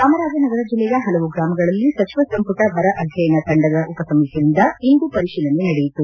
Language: Kannada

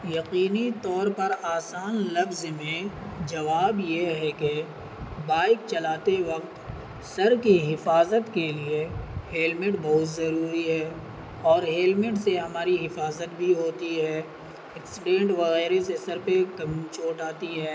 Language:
Urdu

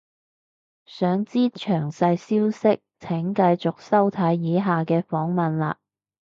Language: Cantonese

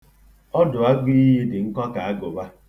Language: Igbo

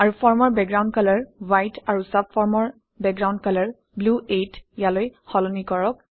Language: Assamese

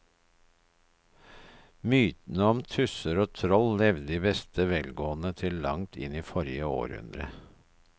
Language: Norwegian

